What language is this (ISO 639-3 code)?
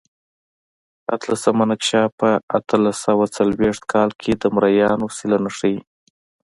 pus